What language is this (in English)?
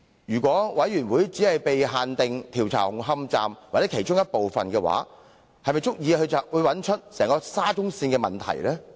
Cantonese